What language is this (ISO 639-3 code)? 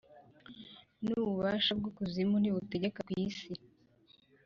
kin